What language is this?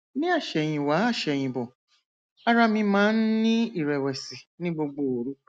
Yoruba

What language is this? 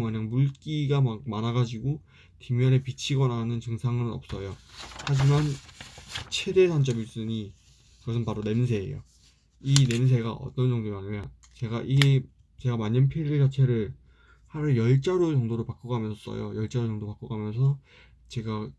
Korean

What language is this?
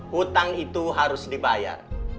Indonesian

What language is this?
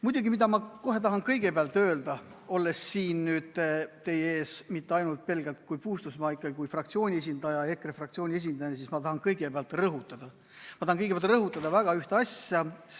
Estonian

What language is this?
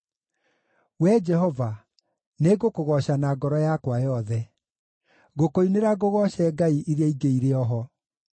Kikuyu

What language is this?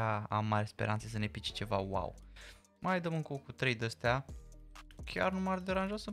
Romanian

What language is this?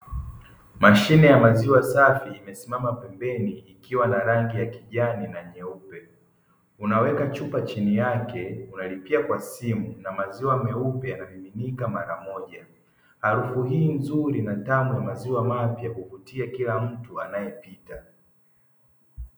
Swahili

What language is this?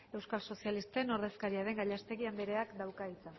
Basque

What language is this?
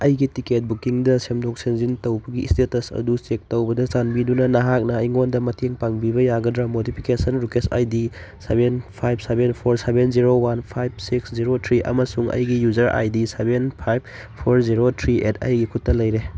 Manipuri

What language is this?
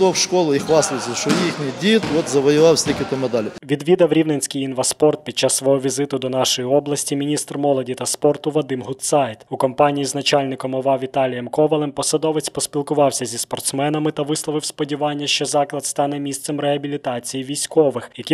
Ukrainian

